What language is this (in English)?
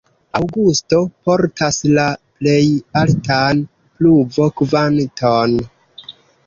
Esperanto